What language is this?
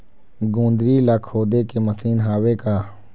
Chhattisgarhi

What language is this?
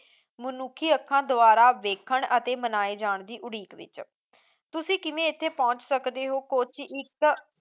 Punjabi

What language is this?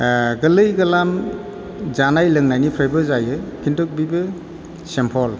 Bodo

